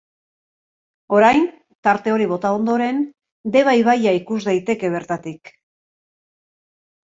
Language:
Basque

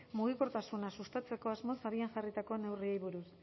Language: Basque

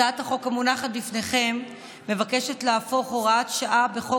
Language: Hebrew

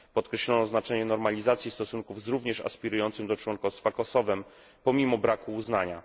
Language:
Polish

